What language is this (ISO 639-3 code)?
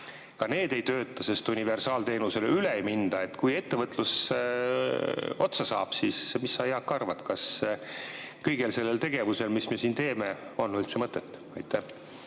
est